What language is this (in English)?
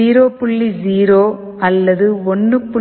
Tamil